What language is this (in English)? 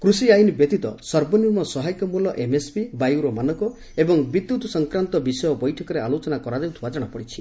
Odia